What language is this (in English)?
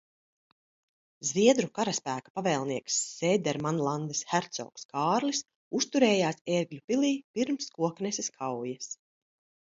Latvian